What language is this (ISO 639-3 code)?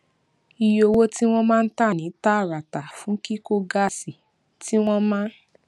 yor